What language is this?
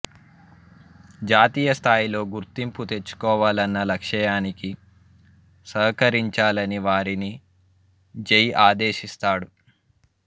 Telugu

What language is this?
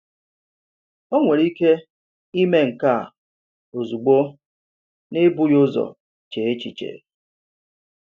Igbo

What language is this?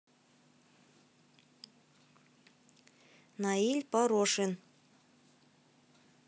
Russian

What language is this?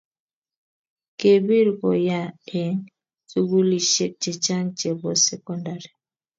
Kalenjin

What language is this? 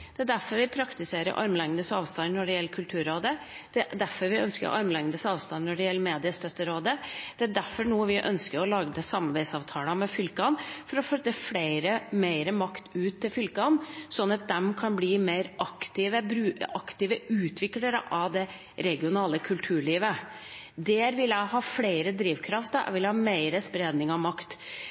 Norwegian Bokmål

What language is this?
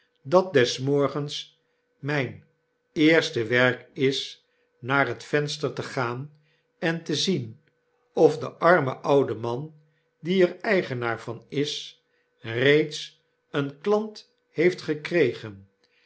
Dutch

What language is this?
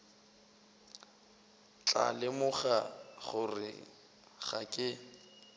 Northern Sotho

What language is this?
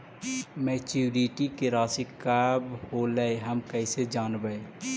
Magahi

